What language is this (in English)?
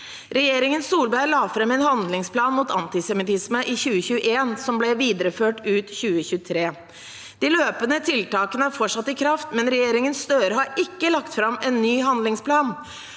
Norwegian